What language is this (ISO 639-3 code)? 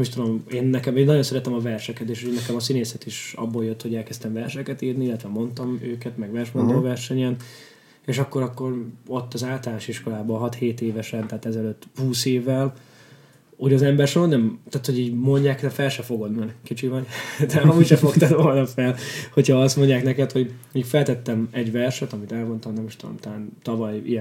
hun